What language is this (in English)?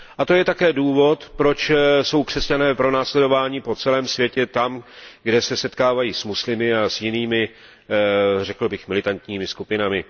Czech